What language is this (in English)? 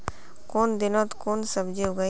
Magahi